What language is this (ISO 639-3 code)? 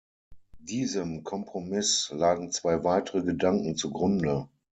deu